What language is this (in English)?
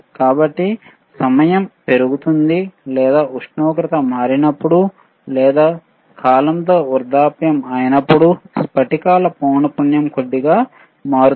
Telugu